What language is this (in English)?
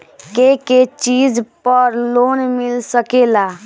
Bhojpuri